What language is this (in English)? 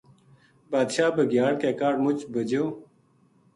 Gujari